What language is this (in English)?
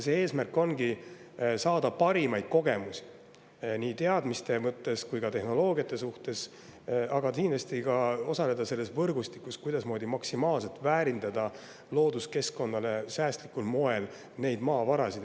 Estonian